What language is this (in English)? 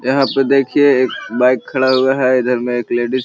Magahi